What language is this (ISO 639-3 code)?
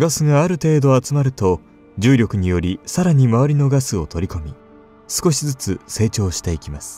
jpn